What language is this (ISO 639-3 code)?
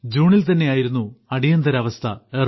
mal